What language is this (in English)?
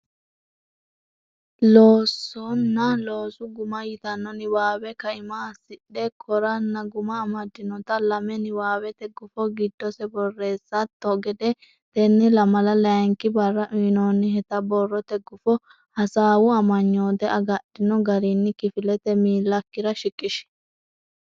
Sidamo